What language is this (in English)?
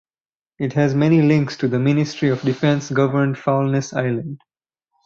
English